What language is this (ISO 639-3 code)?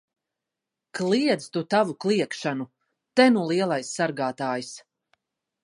lav